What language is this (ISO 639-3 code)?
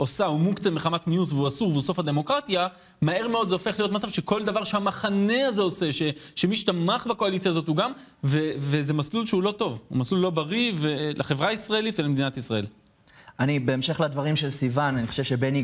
heb